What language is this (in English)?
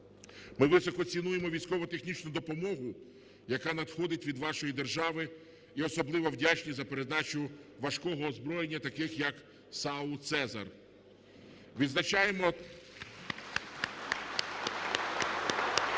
Ukrainian